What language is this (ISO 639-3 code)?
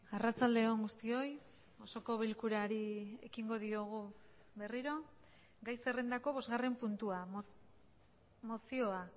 eus